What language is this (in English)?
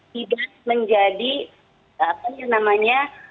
Indonesian